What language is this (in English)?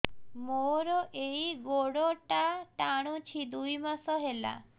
Odia